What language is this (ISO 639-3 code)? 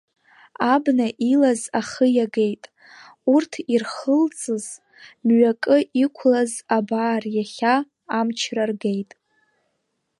abk